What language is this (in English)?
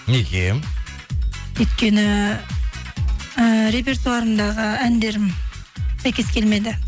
Kazakh